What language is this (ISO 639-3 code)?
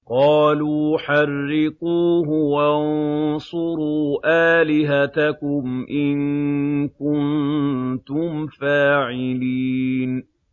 ara